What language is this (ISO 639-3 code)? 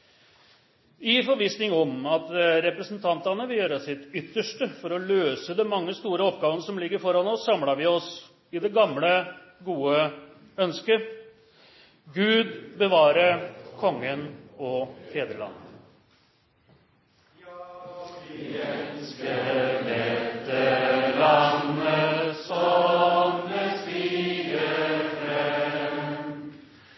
nno